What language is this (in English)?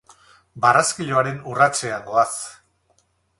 Basque